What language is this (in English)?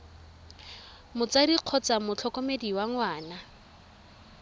Tswana